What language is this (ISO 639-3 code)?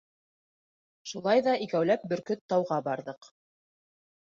bak